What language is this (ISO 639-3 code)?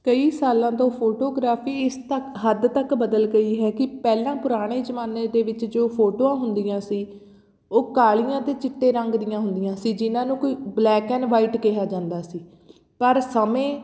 pan